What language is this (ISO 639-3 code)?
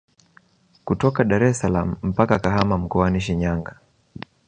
swa